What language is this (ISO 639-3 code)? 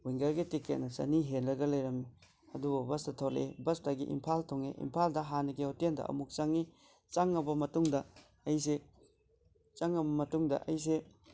mni